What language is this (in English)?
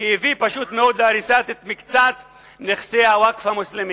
Hebrew